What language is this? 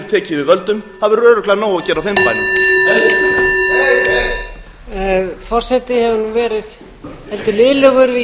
Icelandic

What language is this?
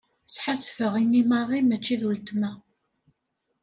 Kabyle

